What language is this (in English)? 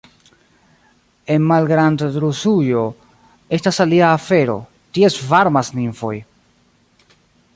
Esperanto